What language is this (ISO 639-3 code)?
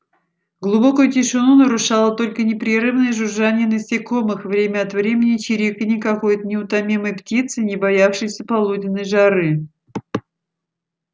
rus